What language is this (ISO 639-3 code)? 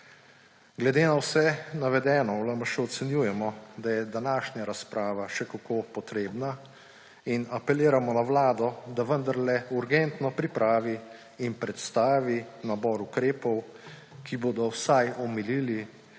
slv